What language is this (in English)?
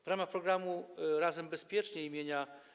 Polish